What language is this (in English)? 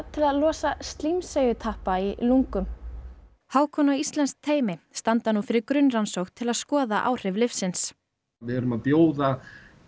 Icelandic